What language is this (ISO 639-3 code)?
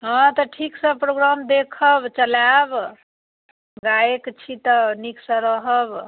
mai